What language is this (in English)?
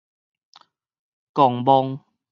Min Nan Chinese